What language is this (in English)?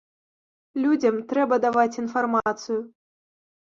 Belarusian